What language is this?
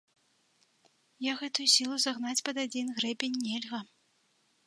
Belarusian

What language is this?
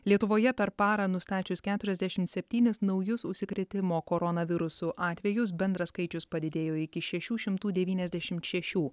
Lithuanian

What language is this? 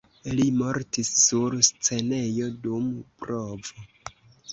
Esperanto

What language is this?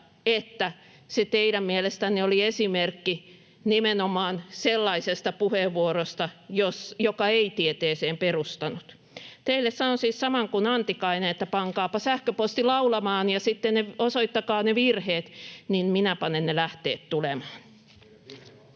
Finnish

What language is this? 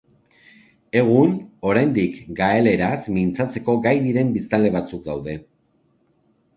Basque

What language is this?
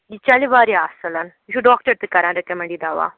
Kashmiri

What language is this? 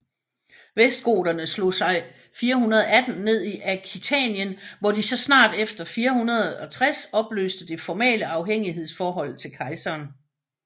Danish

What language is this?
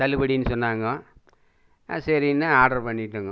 Tamil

